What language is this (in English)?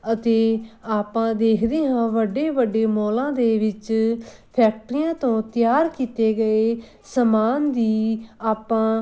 Punjabi